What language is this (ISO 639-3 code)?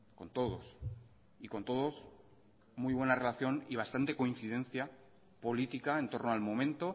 spa